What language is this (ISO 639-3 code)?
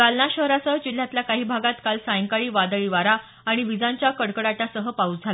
mar